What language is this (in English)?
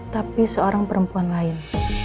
Indonesian